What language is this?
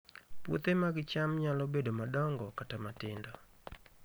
Luo (Kenya and Tanzania)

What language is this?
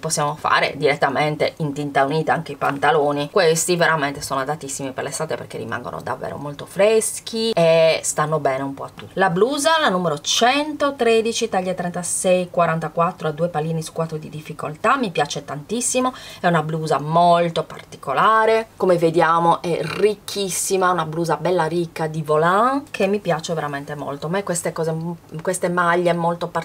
Italian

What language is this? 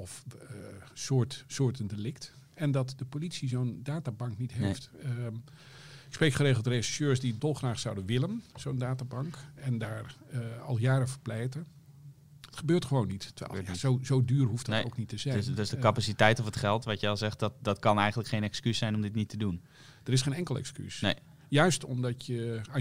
Dutch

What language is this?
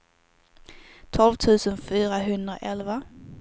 Swedish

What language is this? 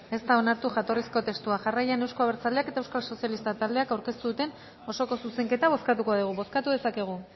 Basque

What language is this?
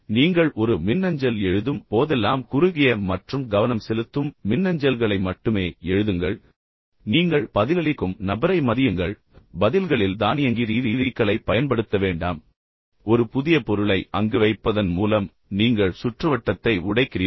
Tamil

